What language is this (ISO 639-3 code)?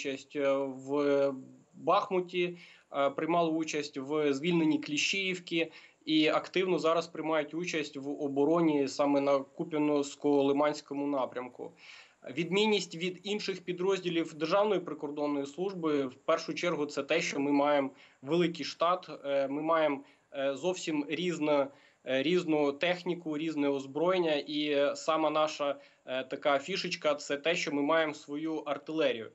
ukr